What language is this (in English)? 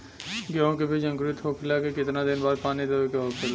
Bhojpuri